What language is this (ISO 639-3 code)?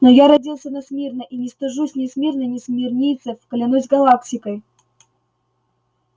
rus